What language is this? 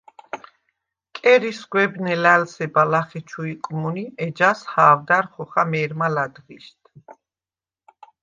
Svan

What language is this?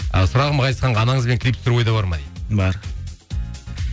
Kazakh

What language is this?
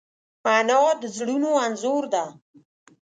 Pashto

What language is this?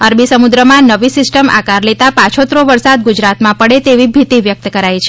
Gujarati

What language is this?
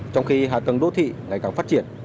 Vietnamese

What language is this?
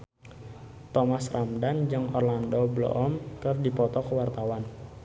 Sundanese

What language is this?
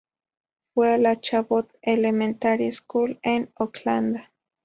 Spanish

